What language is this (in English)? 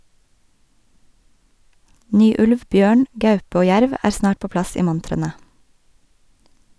Norwegian